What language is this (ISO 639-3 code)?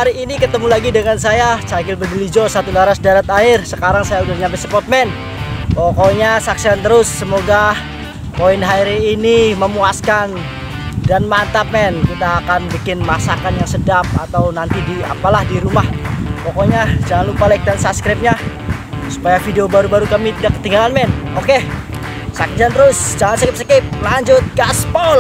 ind